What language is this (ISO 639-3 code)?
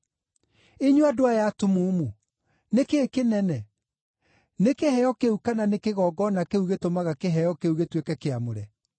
kik